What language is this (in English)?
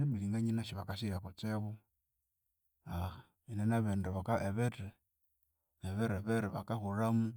Konzo